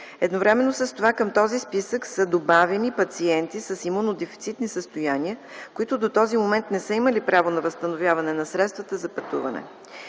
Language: Bulgarian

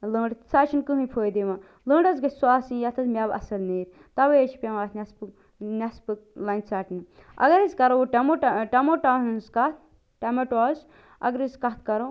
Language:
Kashmiri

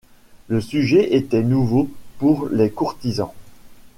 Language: French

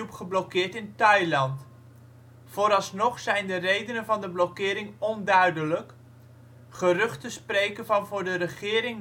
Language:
Dutch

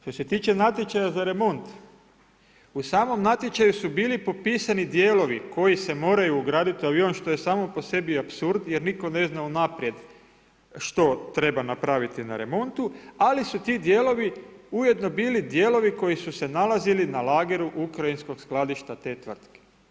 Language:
Croatian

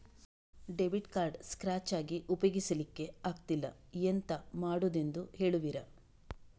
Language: Kannada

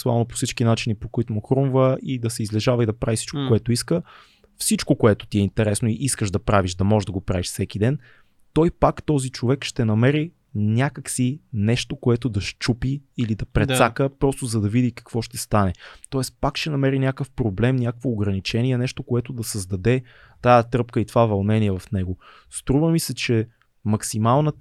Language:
Bulgarian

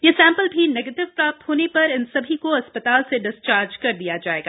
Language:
Hindi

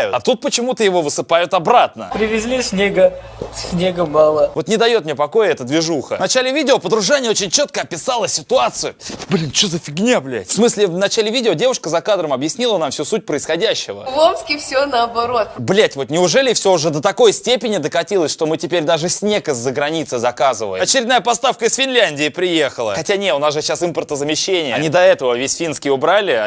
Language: Russian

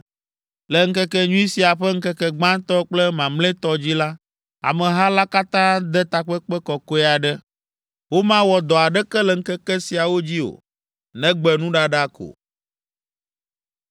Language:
Ewe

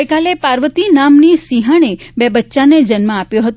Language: Gujarati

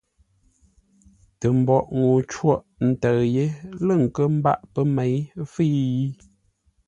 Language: Ngombale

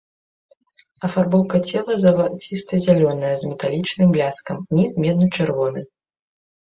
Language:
Belarusian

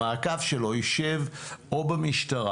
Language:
Hebrew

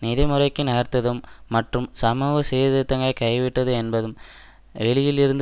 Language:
Tamil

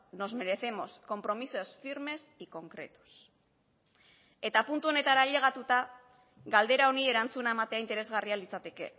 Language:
Basque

